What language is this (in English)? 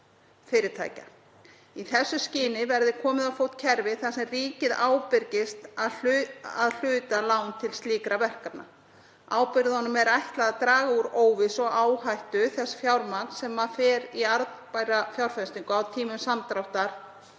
Icelandic